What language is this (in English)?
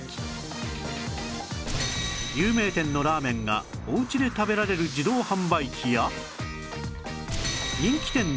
Japanese